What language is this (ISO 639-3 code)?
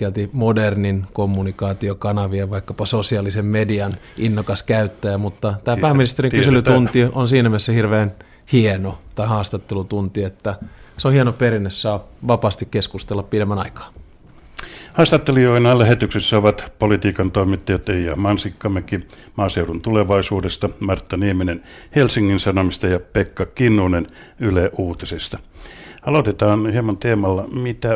fin